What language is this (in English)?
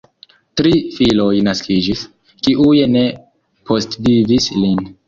Esperanto